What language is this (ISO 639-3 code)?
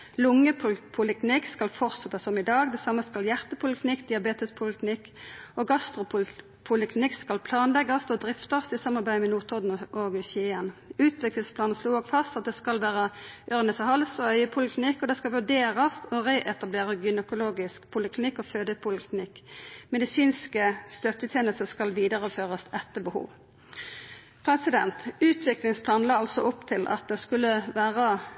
nno